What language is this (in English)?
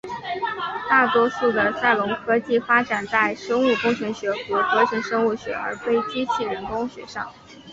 Chinese